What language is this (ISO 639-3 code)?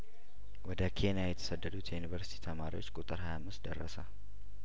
amh